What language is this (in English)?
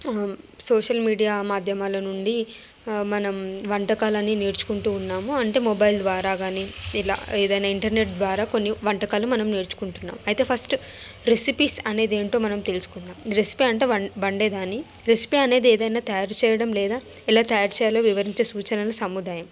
Telugu